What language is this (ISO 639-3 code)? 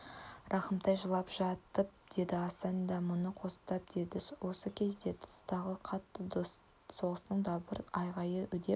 kaz